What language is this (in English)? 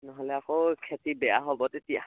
Assamese